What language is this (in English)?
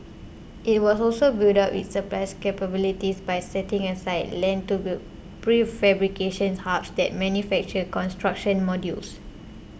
English